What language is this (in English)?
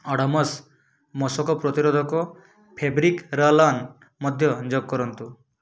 Odia